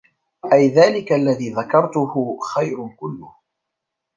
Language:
Arabic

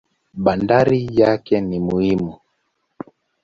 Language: Swahili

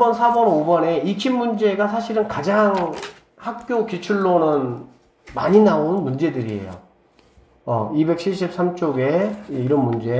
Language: Korean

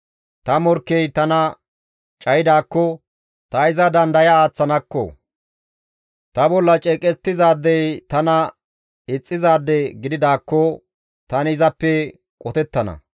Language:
Gamo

